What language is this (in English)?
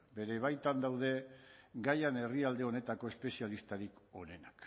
Basque